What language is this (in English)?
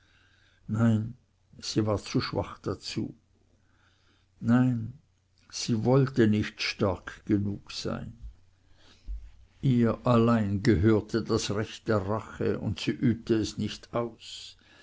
German